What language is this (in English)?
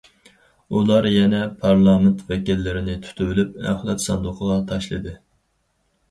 Uyghur